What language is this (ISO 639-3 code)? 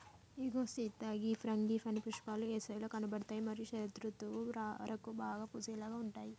tel